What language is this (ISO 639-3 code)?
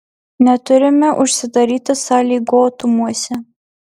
lit